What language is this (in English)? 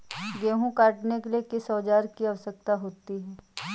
Hindi